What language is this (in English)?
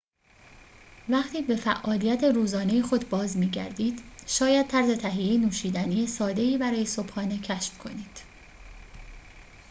Persian